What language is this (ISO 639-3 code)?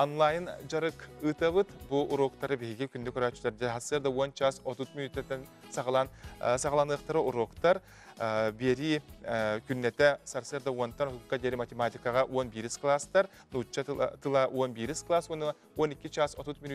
rus